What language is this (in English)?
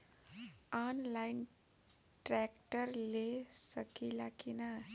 Bhojpuri